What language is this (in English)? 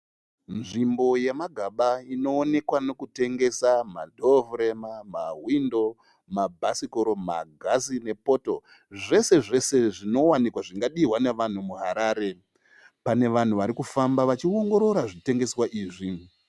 Shona